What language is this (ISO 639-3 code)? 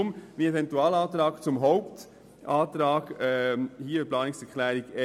gsw